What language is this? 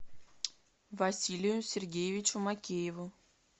Russian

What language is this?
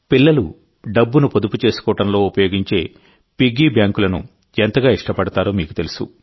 Telugu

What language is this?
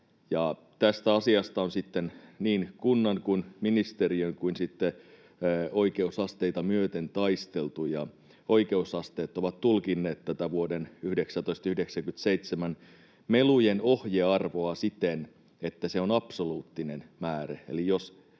Finnish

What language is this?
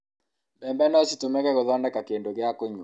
Kikuyu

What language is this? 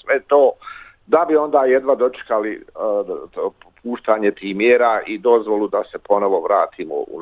Croatian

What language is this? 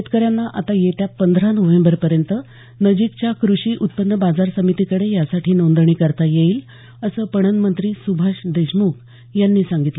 Marathi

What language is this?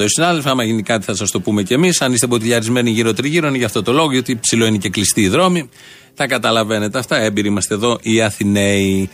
Greek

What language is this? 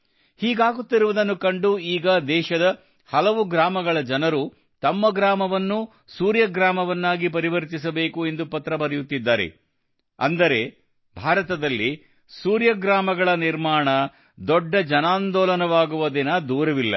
Kannada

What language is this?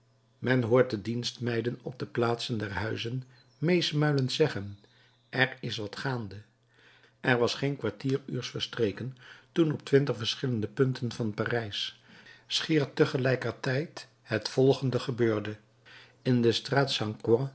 Dutch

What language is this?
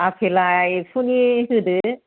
Bodo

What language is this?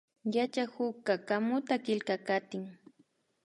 Imbabura Highland Quichua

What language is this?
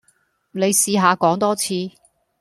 Cantonese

